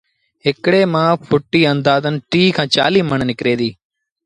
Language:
Sindhi Bhil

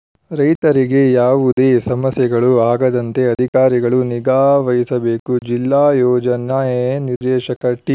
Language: Kannada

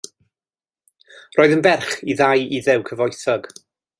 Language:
Welsh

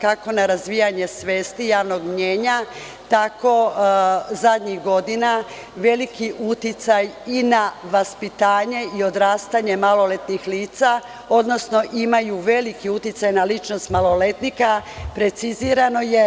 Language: Serbian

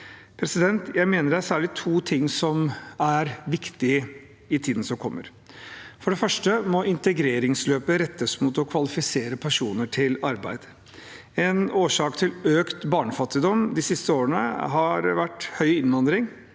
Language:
Norwegian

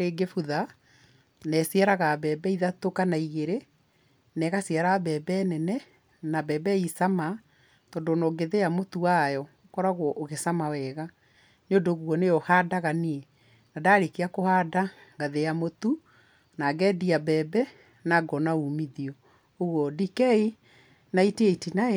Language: Kikuyu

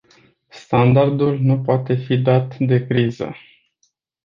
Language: Romanian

